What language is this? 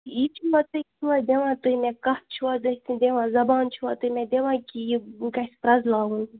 Kashmiri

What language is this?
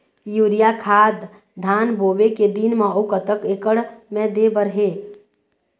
Chhattisgarhi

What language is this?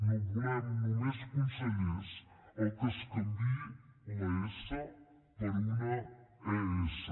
Catalan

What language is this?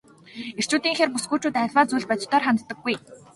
Mongolian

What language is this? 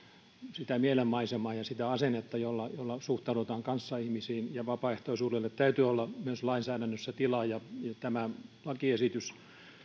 Finnish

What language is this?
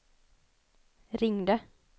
Swedish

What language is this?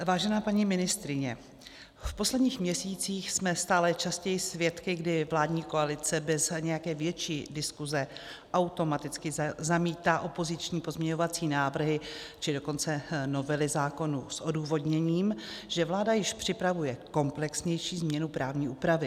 Czech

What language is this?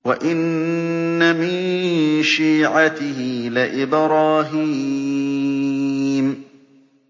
Arabic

